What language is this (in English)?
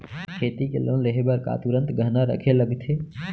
Chhattisgarhi